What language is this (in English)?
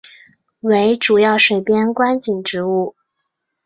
Chinese